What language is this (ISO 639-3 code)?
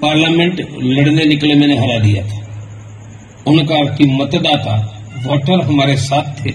hin